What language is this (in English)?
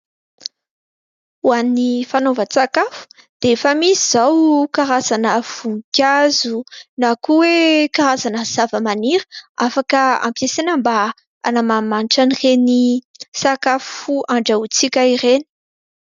Malagasy